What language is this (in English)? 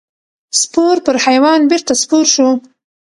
Pashto